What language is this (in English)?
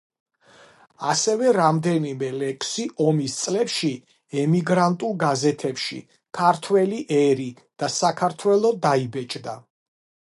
Georgian